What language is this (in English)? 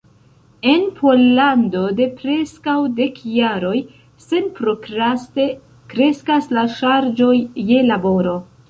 Esperanto